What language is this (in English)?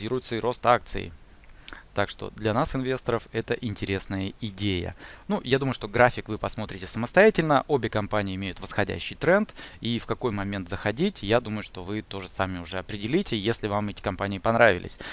Russian